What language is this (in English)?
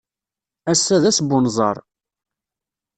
Kabyle